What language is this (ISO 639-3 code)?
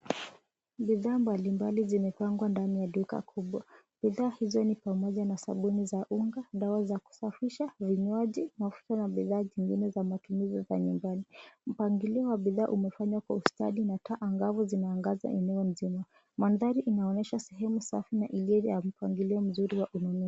swa